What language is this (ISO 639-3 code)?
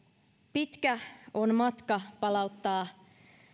fin